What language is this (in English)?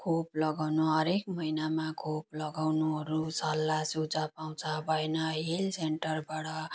Nepali